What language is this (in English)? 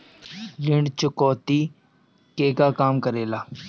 Bhojpuri